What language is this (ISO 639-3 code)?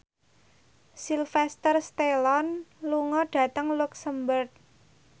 jav